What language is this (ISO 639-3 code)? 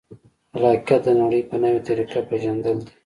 pus